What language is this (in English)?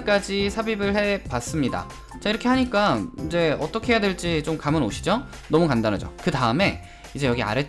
Korean